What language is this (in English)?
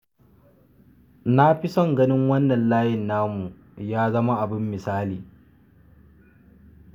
Hausa